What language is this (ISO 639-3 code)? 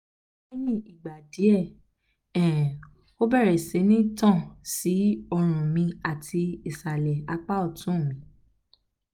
yor